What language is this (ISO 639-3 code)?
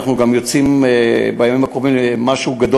heb